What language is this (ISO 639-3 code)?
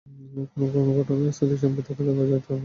ben